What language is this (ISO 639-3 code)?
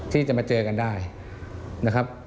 tha